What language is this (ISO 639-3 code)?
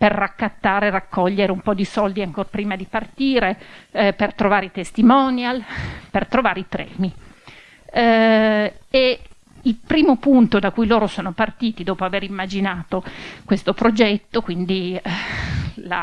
ita